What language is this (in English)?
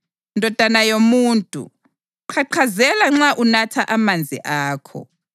North Ndebele